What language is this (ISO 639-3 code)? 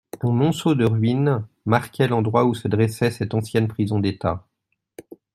fra